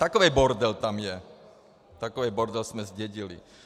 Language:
Czech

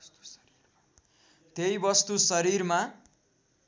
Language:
Nepali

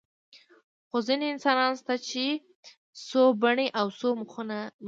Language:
Pashto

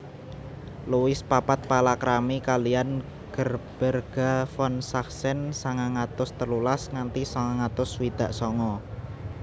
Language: Javanese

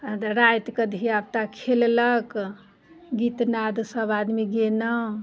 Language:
Maithili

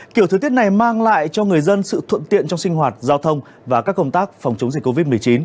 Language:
Vietnamese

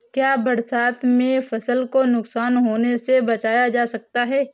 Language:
Hindi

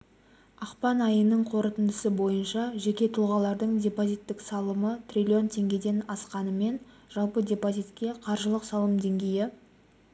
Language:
Kazakh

